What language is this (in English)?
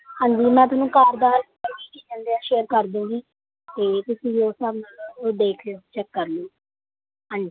Punjabi